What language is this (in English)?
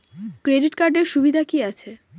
Bangla